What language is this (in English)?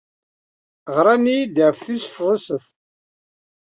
Kabyle